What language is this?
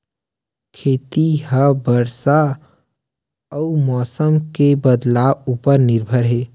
Chhattisgarhi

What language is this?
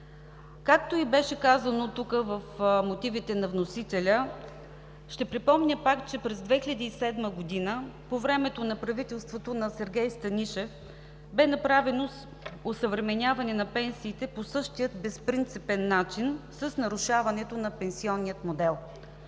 Bulgarian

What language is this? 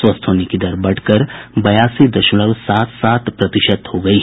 Hindi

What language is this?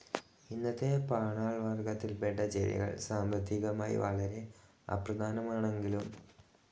Malayalam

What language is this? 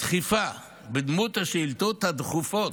Hebrew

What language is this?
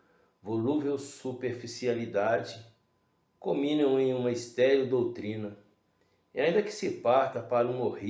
Portuguese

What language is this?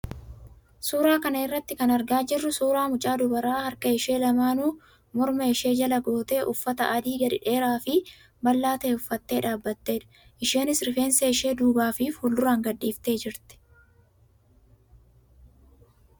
Oromo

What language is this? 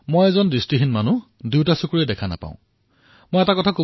Assamese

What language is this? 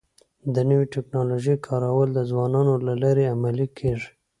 Pashto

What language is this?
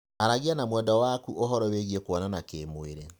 Kikuyu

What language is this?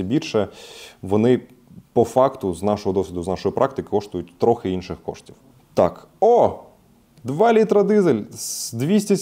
Ukrainian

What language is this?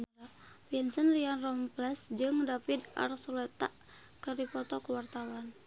Sundanese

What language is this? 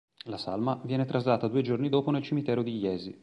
Italian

